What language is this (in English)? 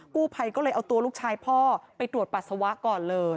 Thai